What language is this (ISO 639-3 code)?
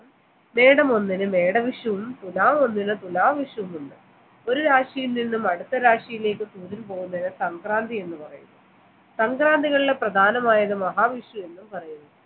mal